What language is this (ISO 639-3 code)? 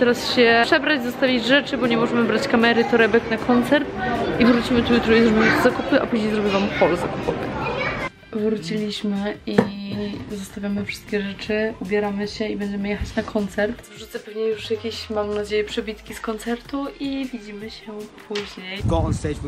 pol